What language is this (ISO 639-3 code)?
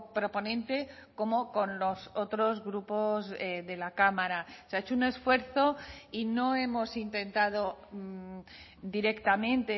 spa